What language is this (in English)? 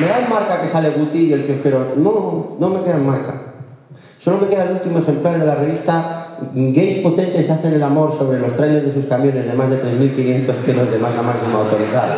Spanish